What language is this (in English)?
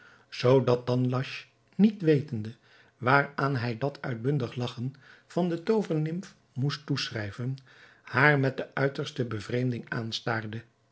Dutch